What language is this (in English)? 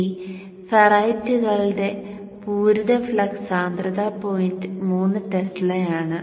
Malayalam